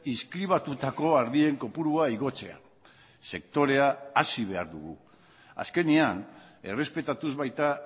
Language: Basque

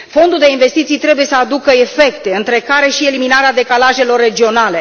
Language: Romanian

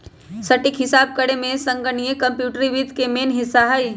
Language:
Magahi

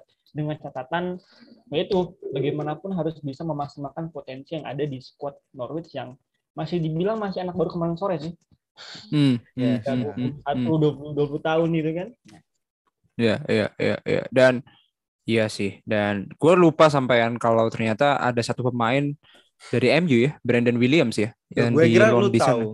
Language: Indonesian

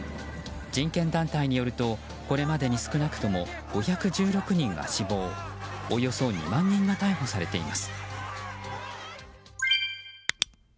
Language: Japanese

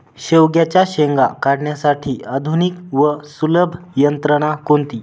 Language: Marathi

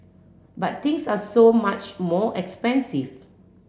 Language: English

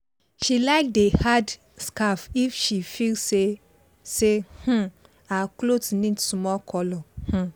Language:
Nigerian Pidgin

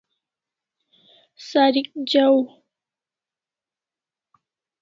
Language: Kalasha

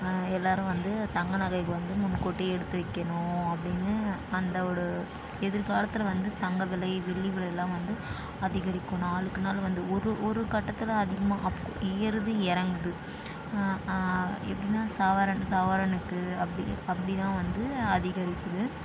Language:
Tamil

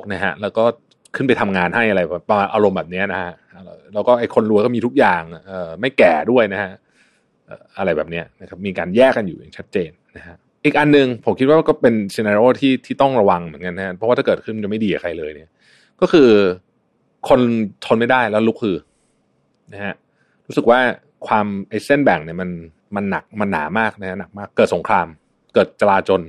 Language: Thai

